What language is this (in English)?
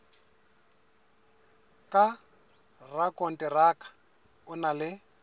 Southern Sotho